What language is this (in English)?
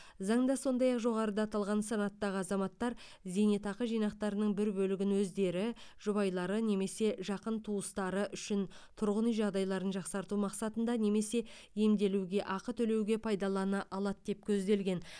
Kazakh